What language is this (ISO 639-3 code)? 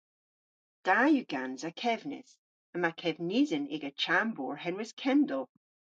cor